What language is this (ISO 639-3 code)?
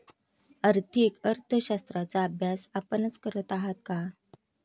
mar